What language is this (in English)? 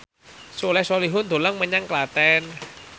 Javanese